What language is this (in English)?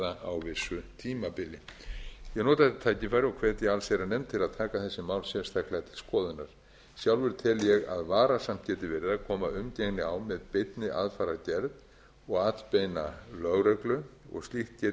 Icelandic